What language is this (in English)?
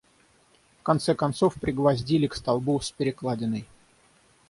Russian